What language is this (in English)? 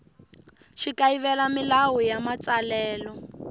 Tsonga